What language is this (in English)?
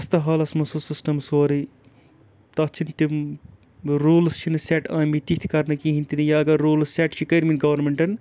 Kashmiri